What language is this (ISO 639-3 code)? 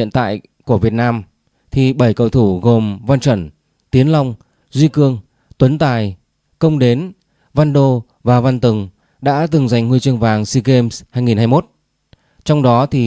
vie